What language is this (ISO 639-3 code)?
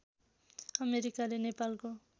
nep